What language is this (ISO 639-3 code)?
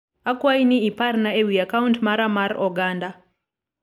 luo